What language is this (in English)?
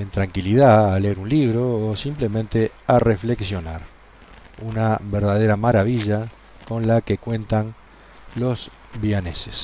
Spanish